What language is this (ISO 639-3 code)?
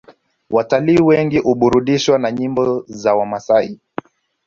swa